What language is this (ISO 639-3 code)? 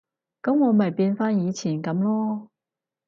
yue